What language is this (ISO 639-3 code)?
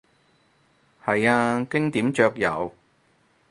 yue